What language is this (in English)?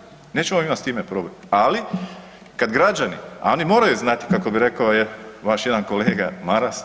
Croatian